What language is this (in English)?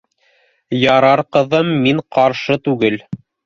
Bashkir